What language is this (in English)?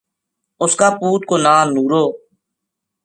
Gujari